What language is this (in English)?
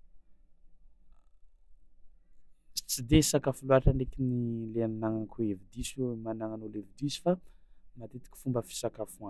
Tsimihety Malagasy